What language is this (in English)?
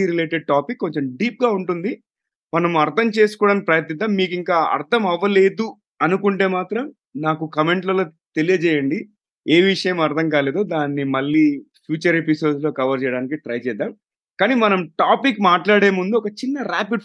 Telugu